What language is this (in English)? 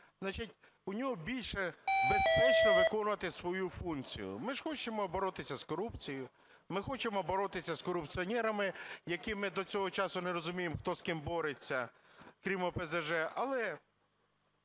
Ukrainian